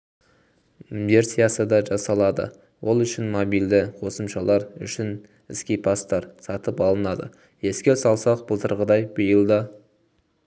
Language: Kazakh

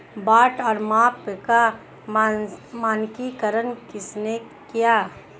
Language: Hindi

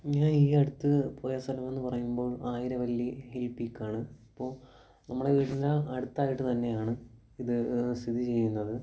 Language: Malayalam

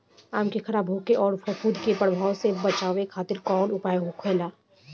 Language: Bhojpuri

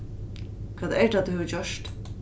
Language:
Faroese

